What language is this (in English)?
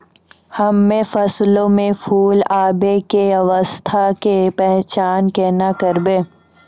Maithili